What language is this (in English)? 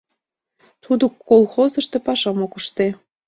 Mari